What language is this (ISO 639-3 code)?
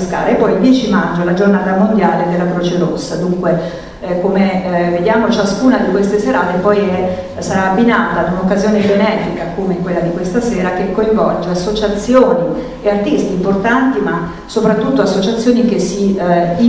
ita